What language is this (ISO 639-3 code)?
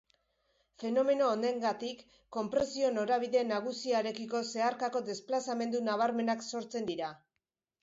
eus